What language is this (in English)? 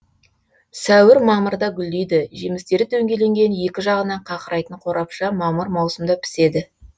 Kazakh